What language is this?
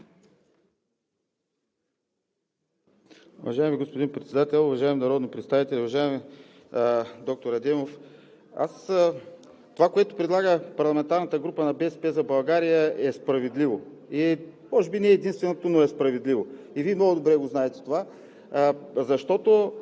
Bulgarian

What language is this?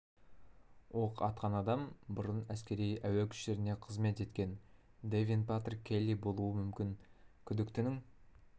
Kazakh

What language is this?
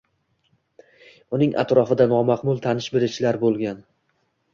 Uzbek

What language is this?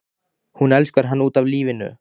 Icelandic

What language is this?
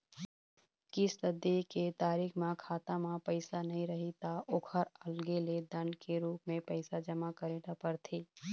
Chhattisgarhi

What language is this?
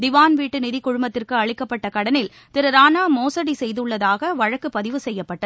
Tamil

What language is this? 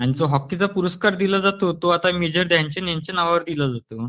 Marathi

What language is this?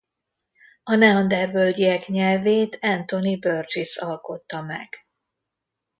Hungarian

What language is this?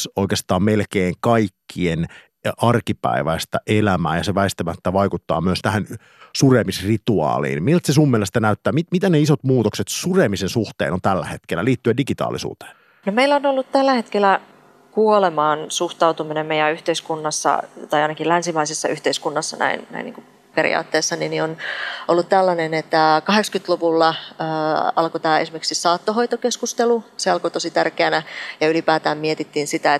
Finnish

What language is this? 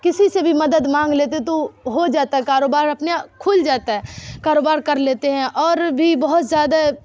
Urdu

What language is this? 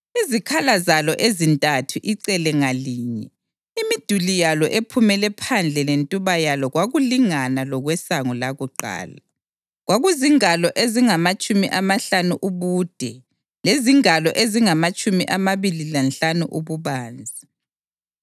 North Ndebele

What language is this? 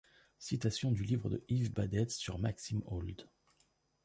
French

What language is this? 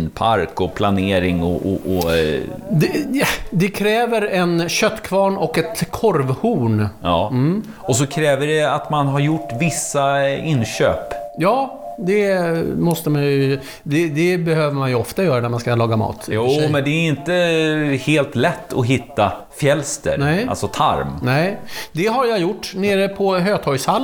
Swedish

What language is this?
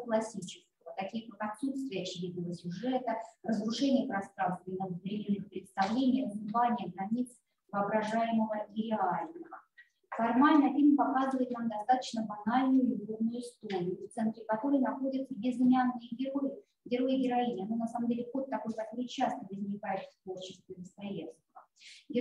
Russian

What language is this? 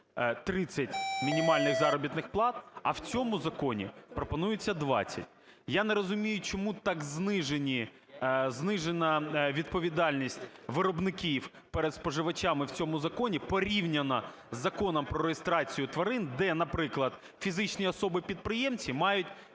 Ukrainian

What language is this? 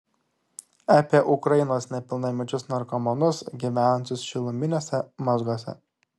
Lithuanian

